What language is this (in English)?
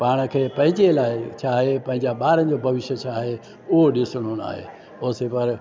Sindhi